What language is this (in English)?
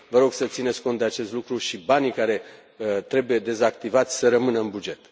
Romanian